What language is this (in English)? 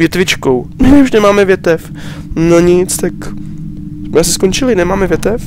Czech